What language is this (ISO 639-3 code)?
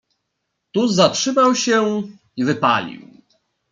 pol